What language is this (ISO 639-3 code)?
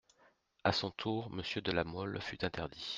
fra